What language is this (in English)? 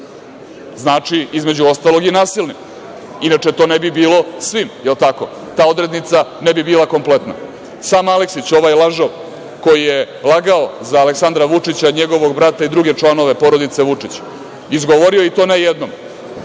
Serbian